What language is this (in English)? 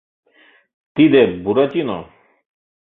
Mari